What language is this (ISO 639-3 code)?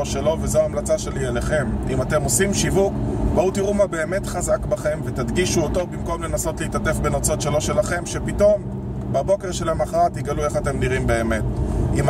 heb